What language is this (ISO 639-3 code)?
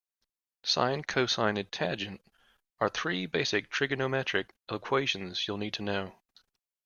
eng